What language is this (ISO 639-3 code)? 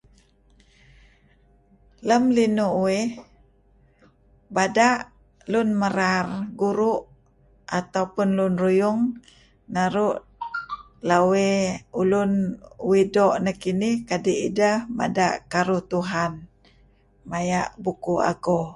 kzi